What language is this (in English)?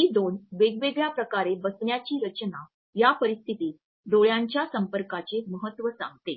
Marathi